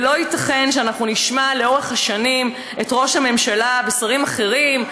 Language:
Hebrew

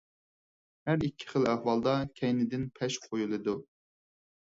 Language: Uyghur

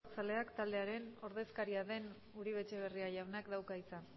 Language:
Basque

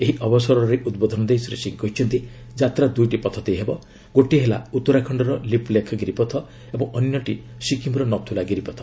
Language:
Odia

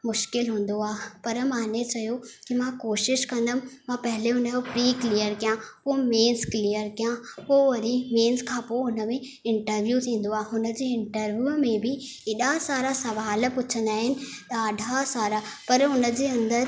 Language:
Sindhi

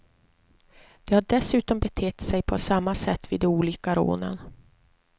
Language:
Swedish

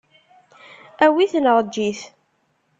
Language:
Kabyle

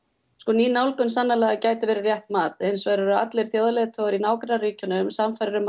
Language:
Icelandic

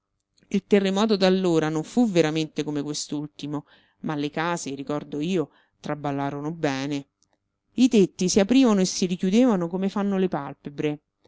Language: Italian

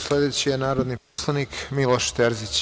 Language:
Serbian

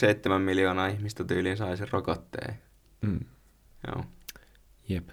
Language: Finnish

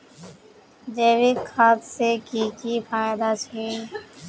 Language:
Magahi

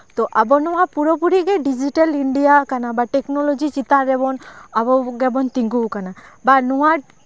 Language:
Santali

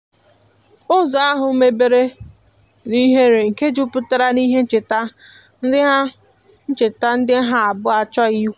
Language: Igbo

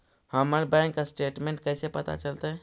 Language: Magahi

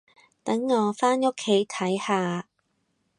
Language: Cantonese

